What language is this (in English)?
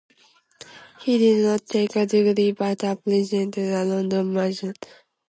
English